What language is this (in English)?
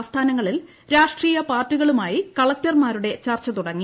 Malayalam